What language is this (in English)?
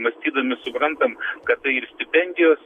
Lithuanian